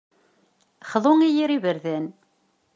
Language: Kabyle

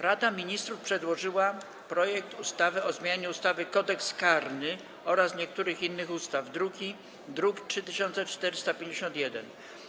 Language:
Polish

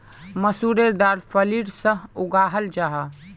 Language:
Magahi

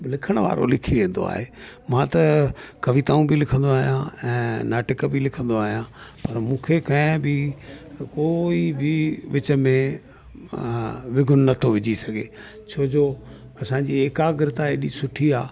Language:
Sindhi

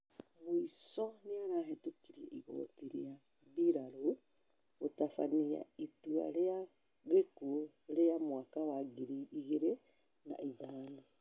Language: Kikuyu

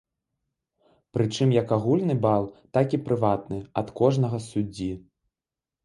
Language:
Belarusian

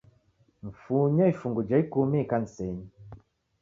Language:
Taita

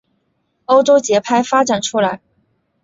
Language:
Chinese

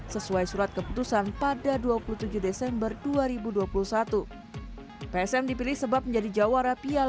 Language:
Indonesian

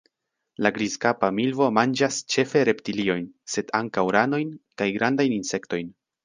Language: Esperanto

